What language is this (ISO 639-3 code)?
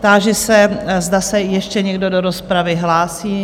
ces